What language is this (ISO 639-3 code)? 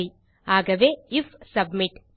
tam